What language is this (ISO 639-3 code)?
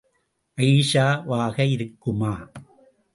tam